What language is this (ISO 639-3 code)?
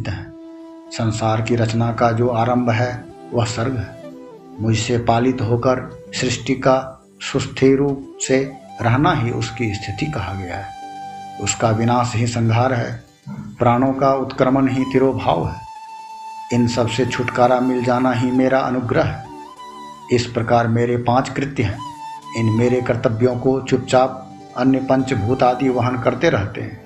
hin